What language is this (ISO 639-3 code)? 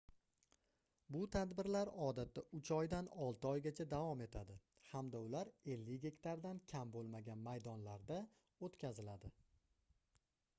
uzb